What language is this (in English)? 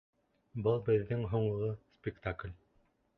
Bashkir